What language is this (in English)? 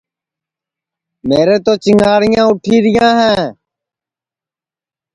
Sansi